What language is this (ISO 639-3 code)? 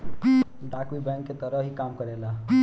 bho